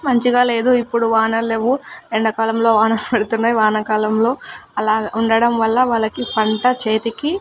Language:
Telugu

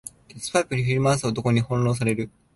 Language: Japanese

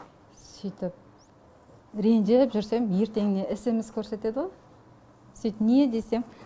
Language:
Kazakh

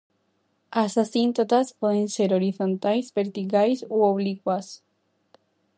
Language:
Galician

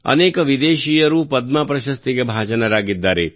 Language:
Kannada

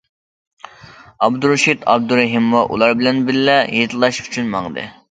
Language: Uyghur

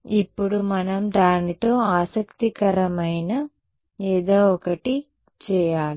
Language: Telugu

